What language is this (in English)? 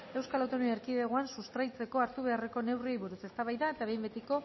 Basque